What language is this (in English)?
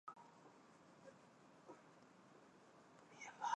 Chinese